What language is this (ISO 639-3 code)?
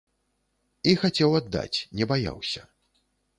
bel